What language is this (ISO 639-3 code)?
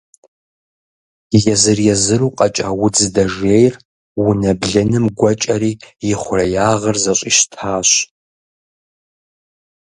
kbd